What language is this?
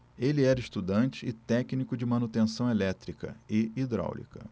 Portuguese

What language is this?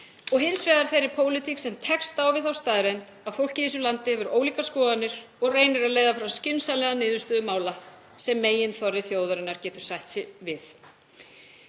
Icelandic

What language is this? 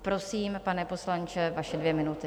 Czech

